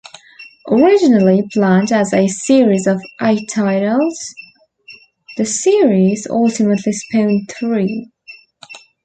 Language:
English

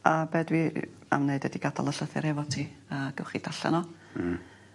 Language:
Welsh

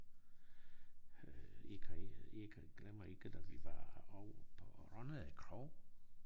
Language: Danish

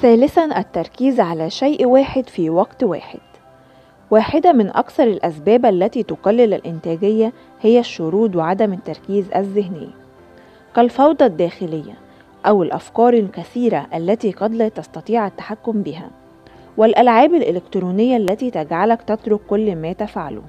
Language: Arabic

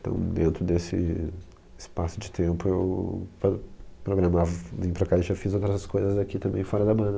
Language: Portuguese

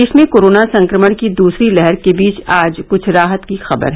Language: Hindi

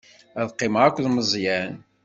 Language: Kabyle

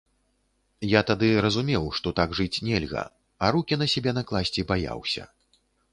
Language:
Belarusian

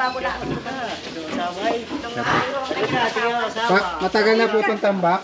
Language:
Filipino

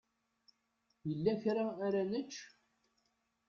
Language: Kabyle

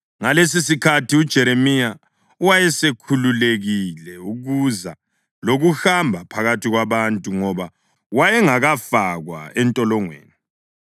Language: North Ndebele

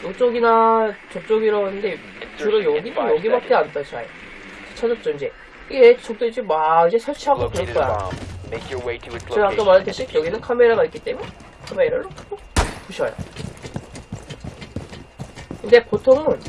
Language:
Korean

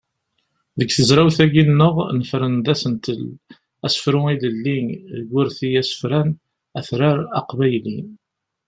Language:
Kabyle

